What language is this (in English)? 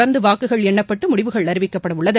Tamil